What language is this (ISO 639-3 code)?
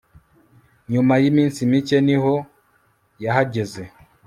kin